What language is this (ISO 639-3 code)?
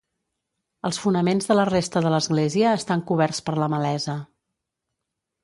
cat